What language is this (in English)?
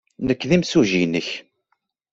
Kabyle